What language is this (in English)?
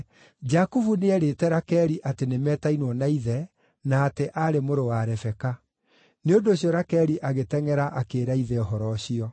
Kikuyu